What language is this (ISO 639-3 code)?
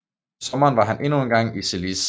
dan